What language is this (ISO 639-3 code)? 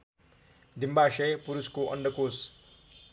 nep